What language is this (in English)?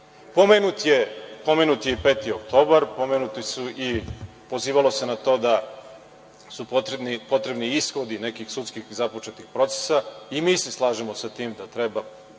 Serbian